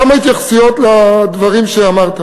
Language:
Hebrew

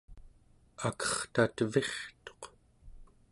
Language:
Central Yupik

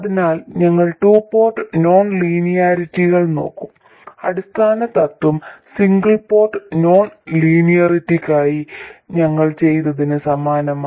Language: Malayalam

